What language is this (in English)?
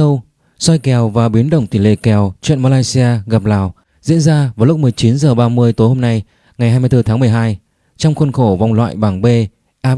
Vietnamese